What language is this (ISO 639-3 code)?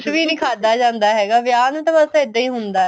pan